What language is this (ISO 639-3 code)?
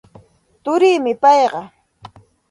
qxt